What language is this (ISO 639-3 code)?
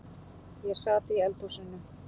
isl